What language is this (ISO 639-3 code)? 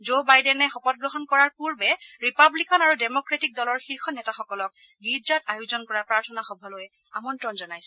asm